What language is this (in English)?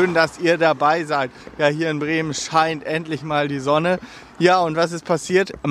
German